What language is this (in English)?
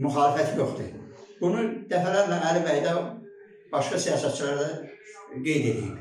Turkish